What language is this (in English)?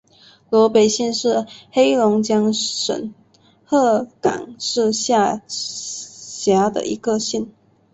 Chinese